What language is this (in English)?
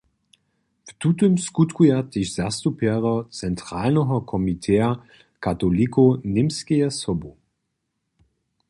Upper Sorbian